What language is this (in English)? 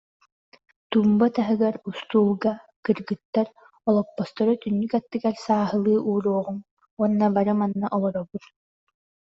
Yakut